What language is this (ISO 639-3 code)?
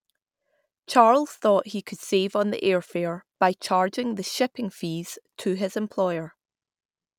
eng